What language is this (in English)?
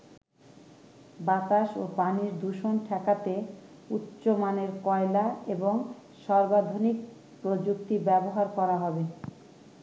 Bangla